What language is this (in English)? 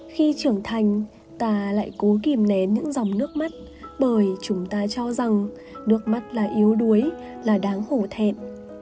Vietnamese